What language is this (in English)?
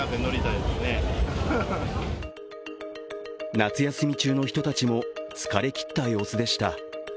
Japanese